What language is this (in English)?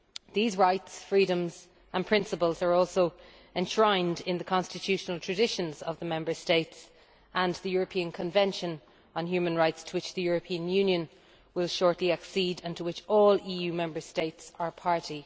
English